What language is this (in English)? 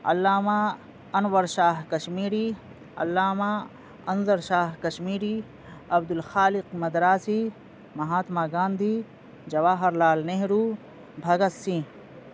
Urdu